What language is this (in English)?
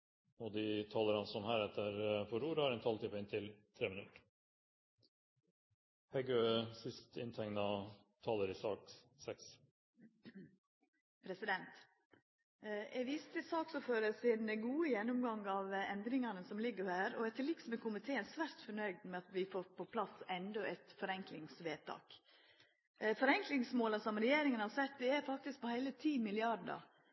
Norwegian